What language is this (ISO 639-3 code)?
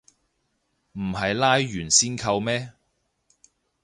yue